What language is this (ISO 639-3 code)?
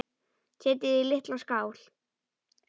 isl